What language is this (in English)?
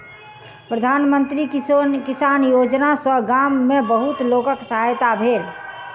Maithili